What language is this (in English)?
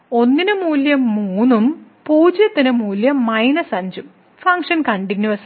Malayalam